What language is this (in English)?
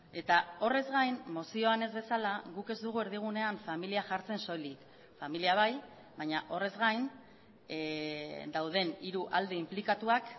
Basque